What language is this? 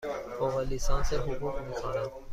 Persian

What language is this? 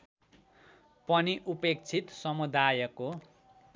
Nepali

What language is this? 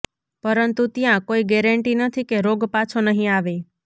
Gujarati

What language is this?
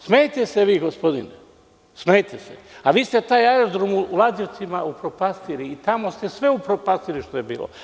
Serbian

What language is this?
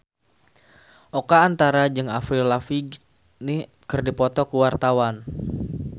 Sundanese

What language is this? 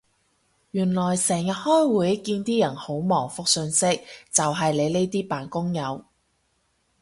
Cantonese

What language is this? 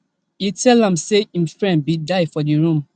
Nigerian Pidgin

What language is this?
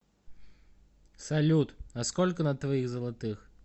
Russian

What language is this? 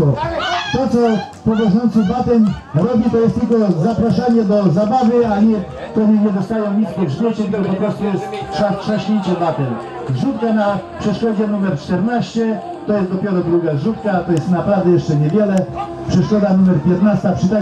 Polish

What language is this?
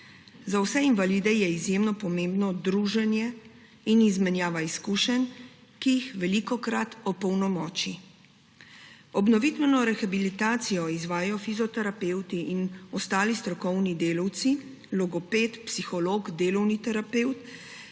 Slovenian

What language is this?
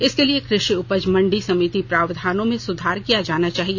Hindi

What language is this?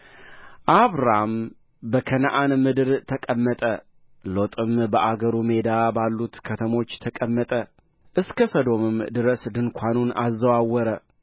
Amharic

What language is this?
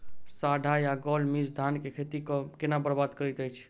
Maithili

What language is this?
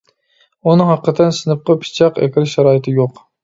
Uyghur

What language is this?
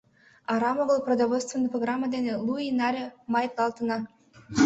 Mari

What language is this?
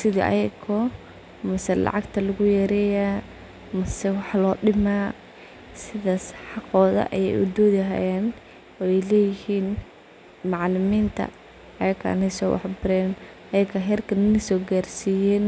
Somali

